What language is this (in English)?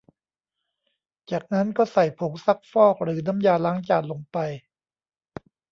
Thai